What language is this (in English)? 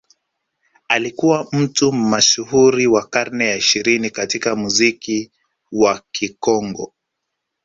Swahili